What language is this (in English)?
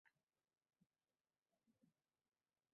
Uzbek